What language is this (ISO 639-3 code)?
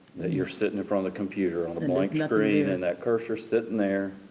eng